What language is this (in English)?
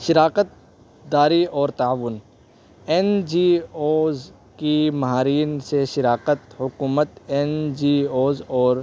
Urdu